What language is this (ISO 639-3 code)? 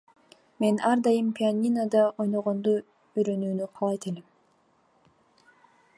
kir